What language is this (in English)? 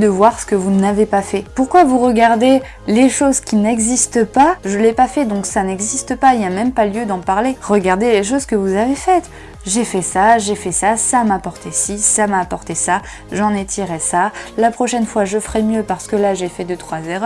French